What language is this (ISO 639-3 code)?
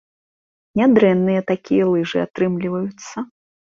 bel